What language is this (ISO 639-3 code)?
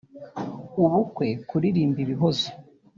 kin